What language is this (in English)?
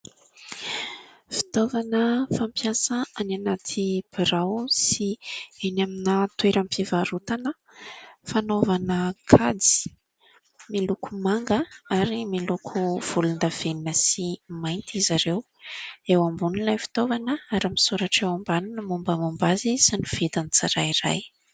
Malagasy